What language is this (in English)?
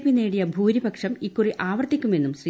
Malayalam